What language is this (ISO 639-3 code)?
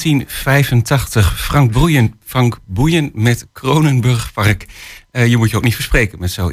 nld